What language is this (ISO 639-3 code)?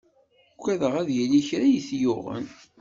kab